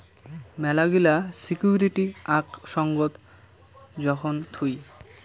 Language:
Bangla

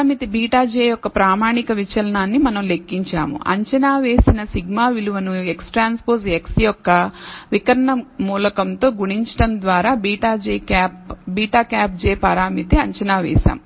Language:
Telugu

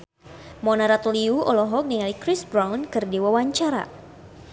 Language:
Sundanese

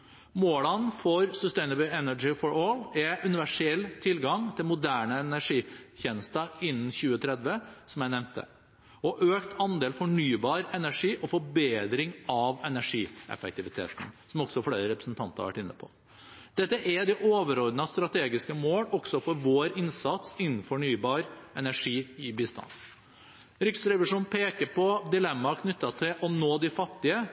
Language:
Norwegian Bokmål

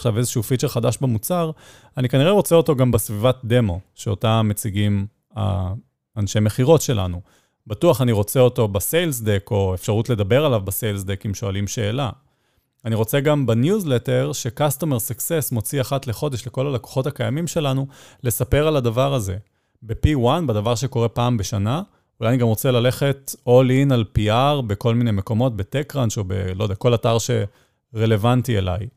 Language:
Hebrew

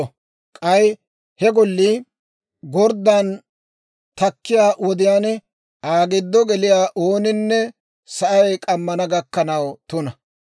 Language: Dawro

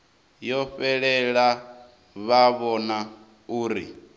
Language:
Venda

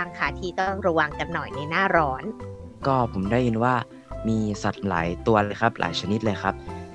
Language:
Thai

